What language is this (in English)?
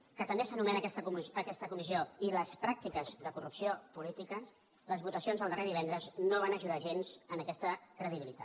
Catalan